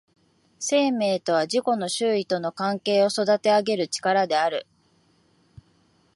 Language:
Japanese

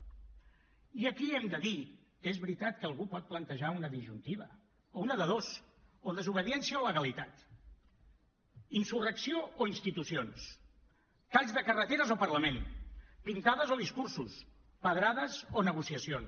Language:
Catalan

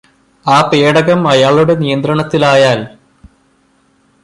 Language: Malayalam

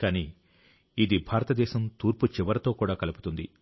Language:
Telugu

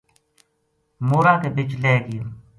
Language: Gujari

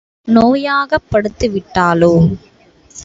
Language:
Tamil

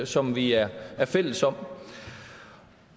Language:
Danish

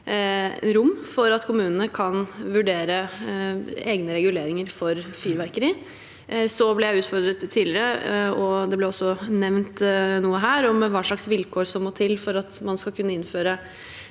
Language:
Norwegian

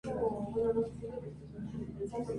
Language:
Spanish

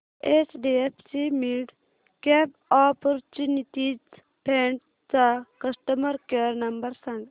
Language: Marathi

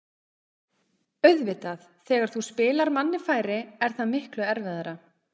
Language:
Icelandic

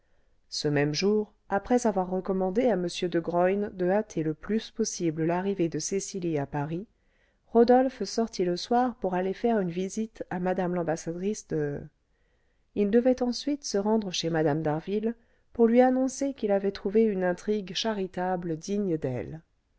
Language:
French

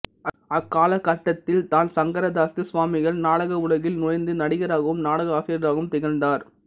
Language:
Tamil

